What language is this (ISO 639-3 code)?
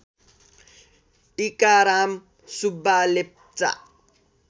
nep